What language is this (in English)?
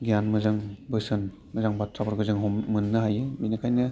Bodo